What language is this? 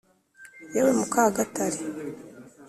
Kinyarwanda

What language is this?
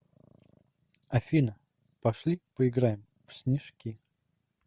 Russian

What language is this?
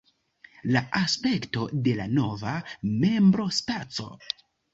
Esperanto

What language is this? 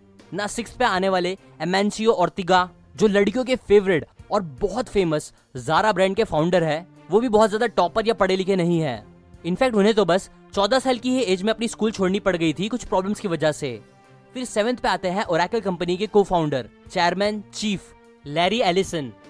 Hindi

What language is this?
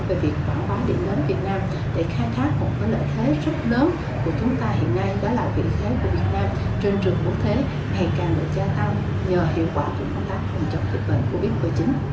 Vietnamese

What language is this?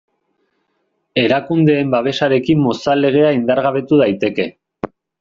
Basque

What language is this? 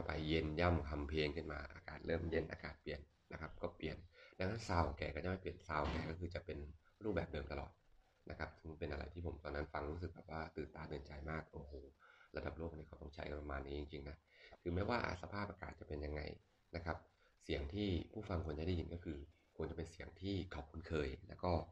Thai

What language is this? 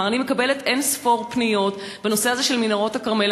Hebrew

